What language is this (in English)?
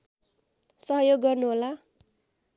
Nepali